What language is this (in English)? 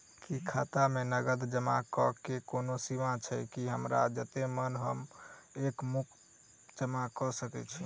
Maithili